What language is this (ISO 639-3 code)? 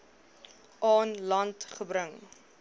afr